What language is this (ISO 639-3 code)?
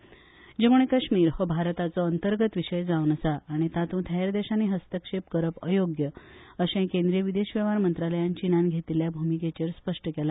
kok